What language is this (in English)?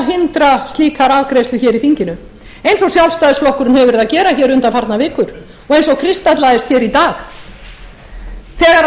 Icelandic